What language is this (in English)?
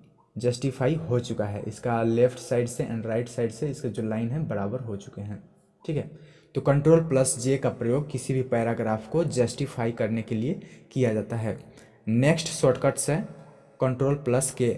Hindi